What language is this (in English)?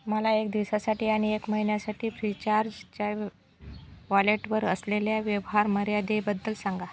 Marathi